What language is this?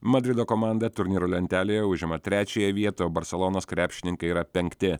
Lithuanian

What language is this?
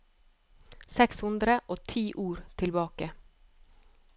Norwegian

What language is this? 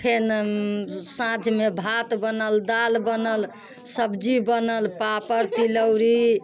Maithili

